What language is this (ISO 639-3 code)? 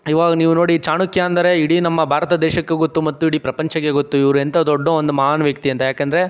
kan